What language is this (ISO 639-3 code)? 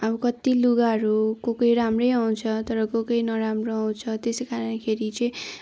nep